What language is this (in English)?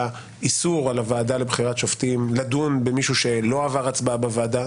Hebrew